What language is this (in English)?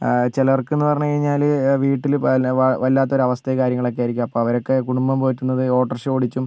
Malayalam